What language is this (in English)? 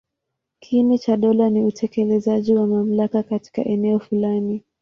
Swahili